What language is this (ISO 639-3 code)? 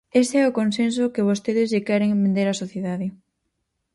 glg